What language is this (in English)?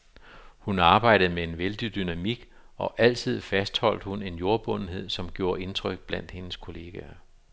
Danish